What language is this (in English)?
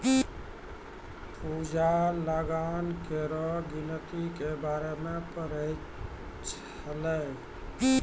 Maithili